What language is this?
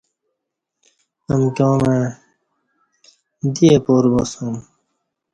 Kati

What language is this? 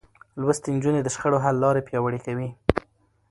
Pashto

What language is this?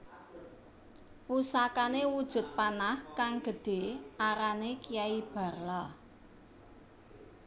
Javanese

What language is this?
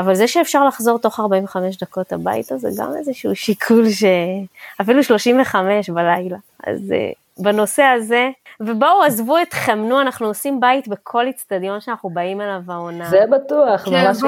Hebrew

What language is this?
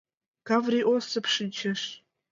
Mari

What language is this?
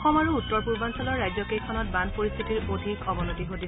Assamese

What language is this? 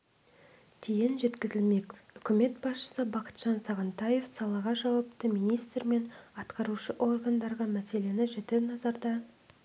Kazakh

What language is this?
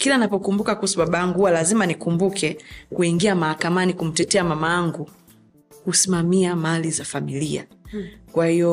Swahili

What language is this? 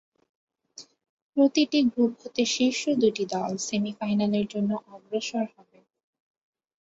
Bangla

